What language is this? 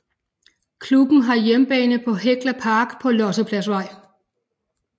Danish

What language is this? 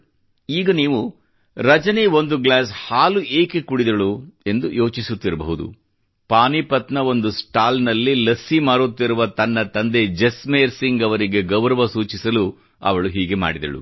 Kannada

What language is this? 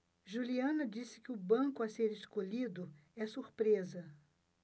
Portuguese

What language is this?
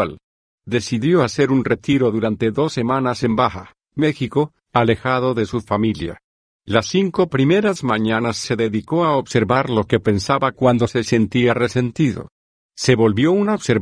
Spanish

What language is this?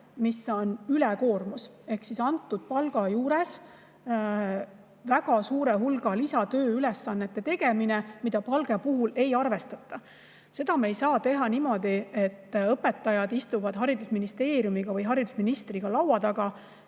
Estonian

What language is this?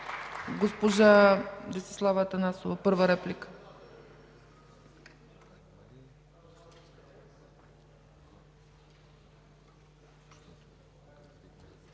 Bulgarian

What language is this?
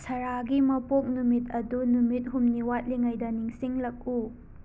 Manipuri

